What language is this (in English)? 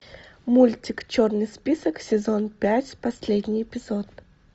Russian